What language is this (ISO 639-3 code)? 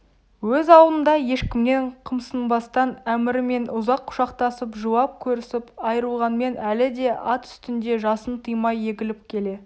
kaz